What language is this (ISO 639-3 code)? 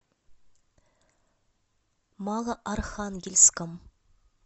rus